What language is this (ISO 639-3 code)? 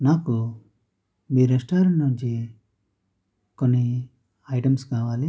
tel